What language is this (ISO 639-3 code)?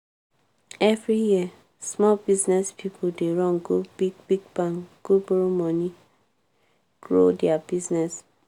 pcm